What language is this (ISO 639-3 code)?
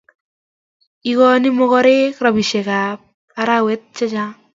kln